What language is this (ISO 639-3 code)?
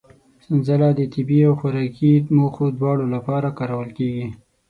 pus